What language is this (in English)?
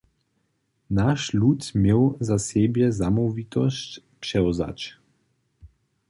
Upper Sorbian